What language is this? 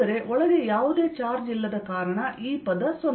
Kannada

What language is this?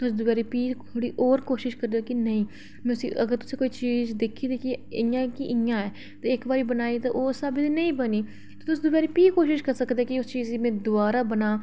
Dogri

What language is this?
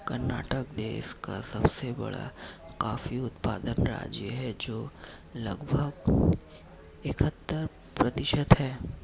Hindi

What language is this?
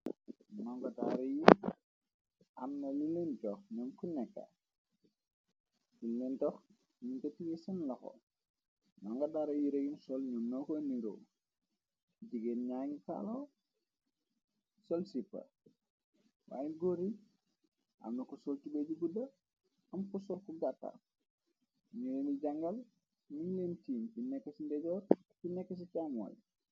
Wolof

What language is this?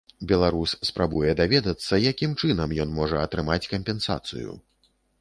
Belarusian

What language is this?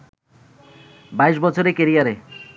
Bangla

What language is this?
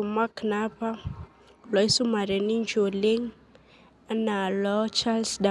Masai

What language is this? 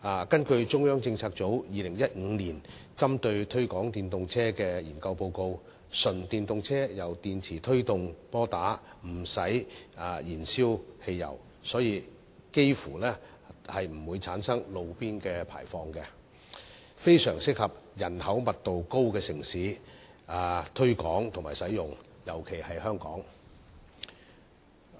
Cantonese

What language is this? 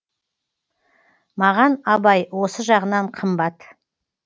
Kazakh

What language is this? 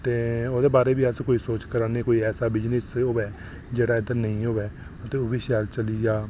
Dogri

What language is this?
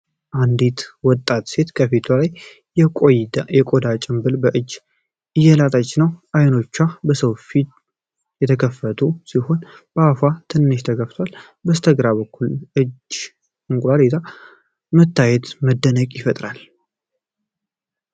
Amharic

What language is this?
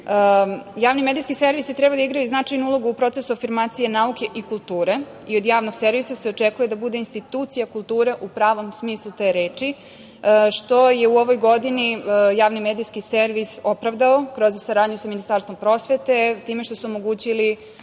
Serbian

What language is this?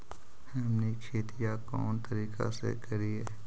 Magahi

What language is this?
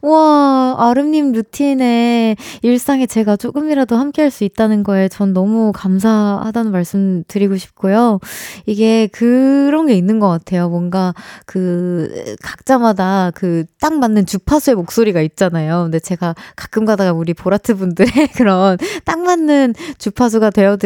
Korean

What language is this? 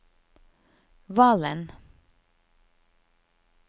Norwegian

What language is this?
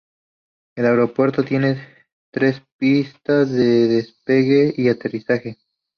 Spanish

